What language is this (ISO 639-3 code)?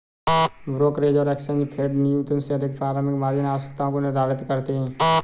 hin